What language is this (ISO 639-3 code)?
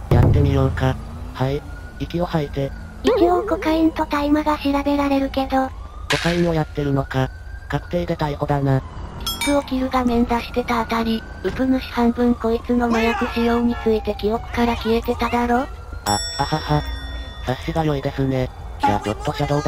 jpn